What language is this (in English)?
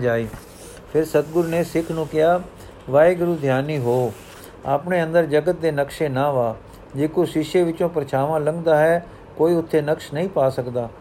Punjabi